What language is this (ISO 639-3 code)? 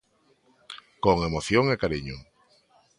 glg